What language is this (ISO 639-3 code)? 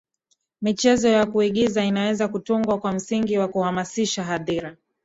swa